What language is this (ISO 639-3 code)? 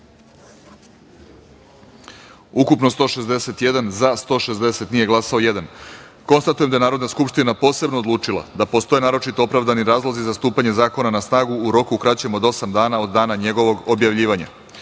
srp